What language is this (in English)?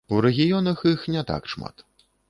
Belarusian